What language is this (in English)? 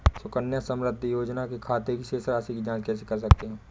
Hindi